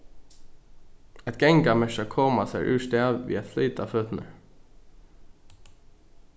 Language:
Faroese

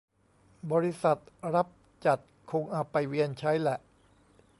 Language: Thai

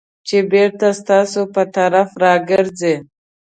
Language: Pashto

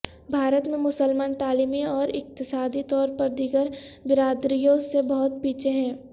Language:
Urdu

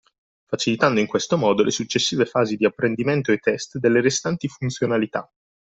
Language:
Italian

